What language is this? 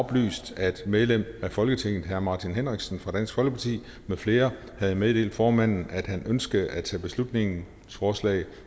Danish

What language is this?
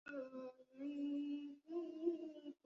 Bangla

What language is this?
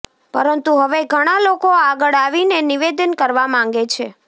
Gujarati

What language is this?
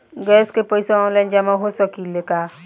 Bhojpuri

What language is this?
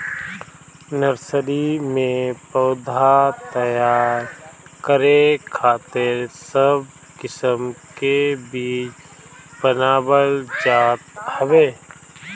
Bhojpuri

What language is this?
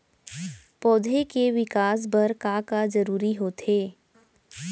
Chhattisgarhi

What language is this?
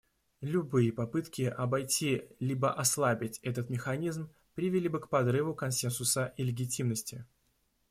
Russian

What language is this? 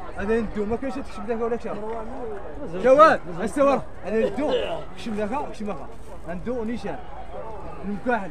Arabic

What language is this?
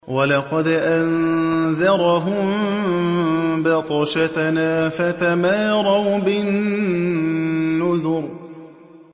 Arabic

